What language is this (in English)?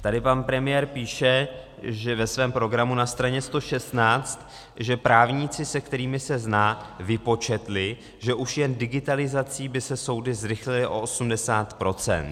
Czech